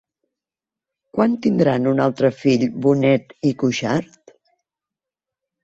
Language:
Catalan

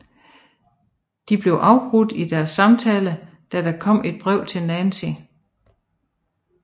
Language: Danish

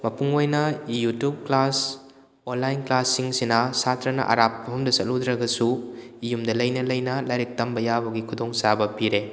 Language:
Manipuri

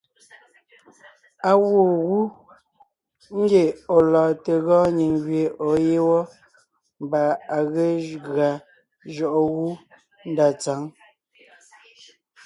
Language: Ngiemboon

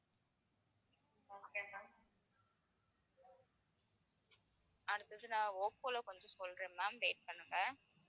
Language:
Tamil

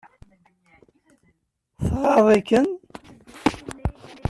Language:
Kabyle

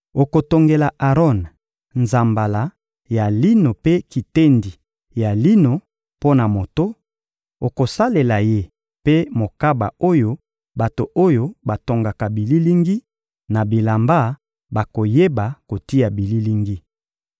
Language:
Lingala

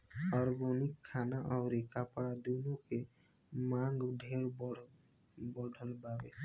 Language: Bhojpuri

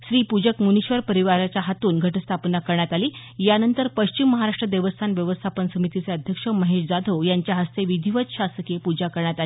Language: Marathi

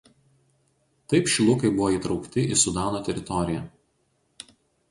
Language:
Lithuanian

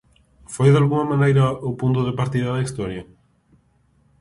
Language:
Galician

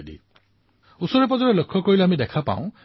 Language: Assamese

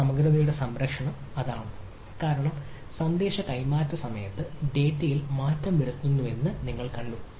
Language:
Malayalam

